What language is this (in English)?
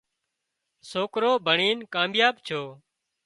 Wadiyara Koli